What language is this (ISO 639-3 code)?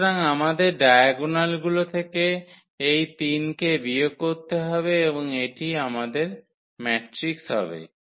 ben